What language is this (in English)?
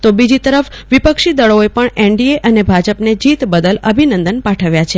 Gujarati